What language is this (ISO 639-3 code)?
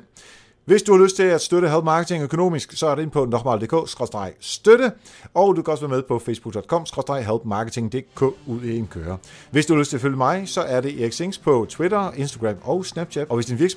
dan